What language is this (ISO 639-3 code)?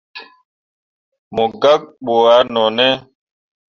mua